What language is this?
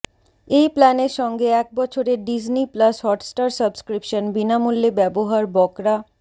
Bangla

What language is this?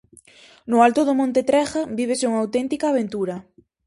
Galician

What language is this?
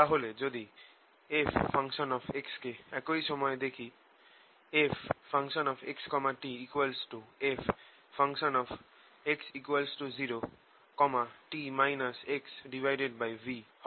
Bangla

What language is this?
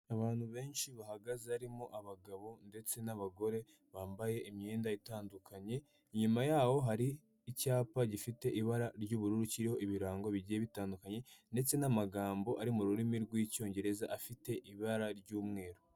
Kinyarwanda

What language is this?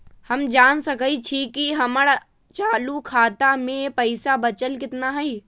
Magahi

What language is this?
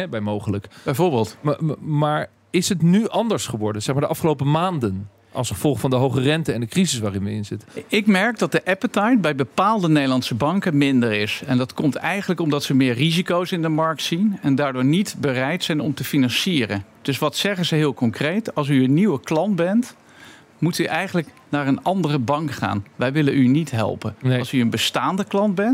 Dutch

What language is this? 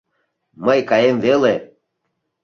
Mari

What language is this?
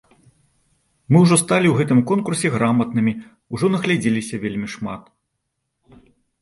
Belarusian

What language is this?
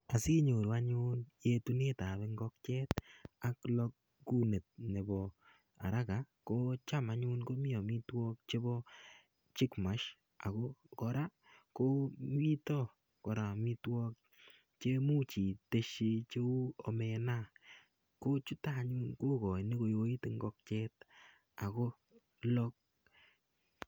Kalenjin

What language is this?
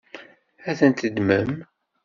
Kabyle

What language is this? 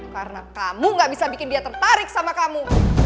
Indonesian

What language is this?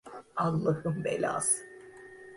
Turkish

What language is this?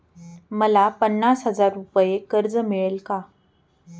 Marathi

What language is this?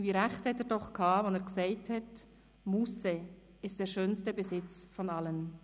Swiss German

